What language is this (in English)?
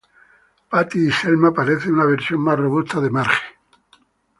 Spanish